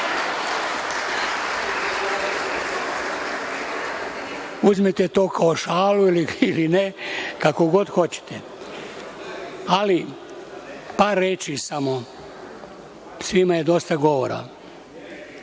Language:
Serbian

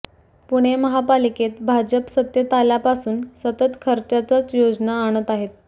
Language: Marathi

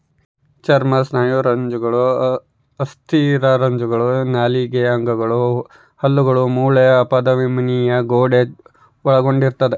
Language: Kannada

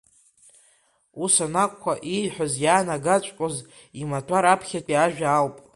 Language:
Abkhazian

